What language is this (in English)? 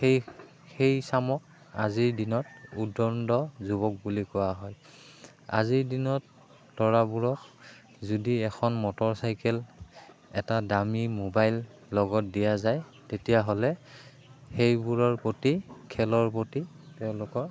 Assamese